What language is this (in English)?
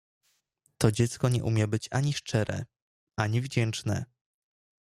Polish